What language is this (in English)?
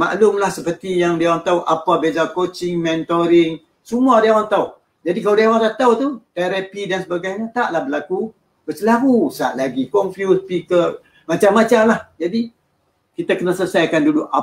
Malay